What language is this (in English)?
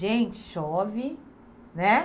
Portuguese